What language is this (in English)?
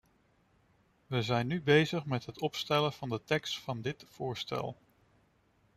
Dutch